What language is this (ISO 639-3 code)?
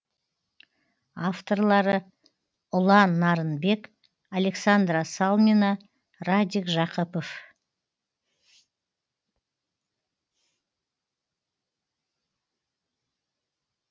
kaz